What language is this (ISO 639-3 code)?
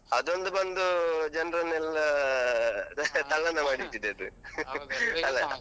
kan